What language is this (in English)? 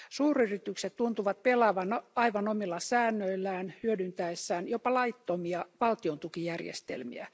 Finnish